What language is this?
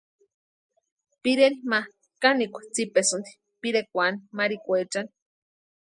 Western Highland Purepecha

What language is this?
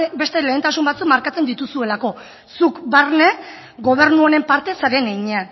Basque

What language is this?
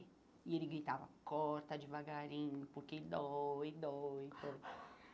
Portuguese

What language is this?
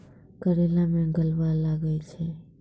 Maithili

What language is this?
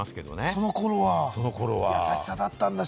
Japanese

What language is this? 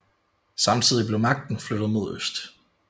Danish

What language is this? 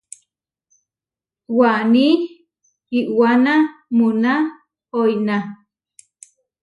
Huarijio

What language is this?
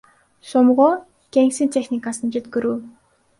Kyrgyz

